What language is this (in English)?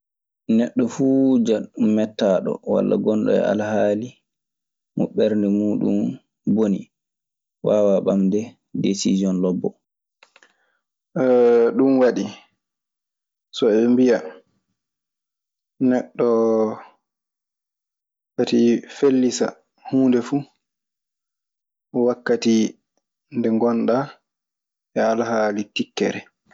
Maasina Fulfulde